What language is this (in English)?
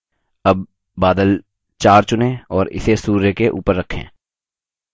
Hindi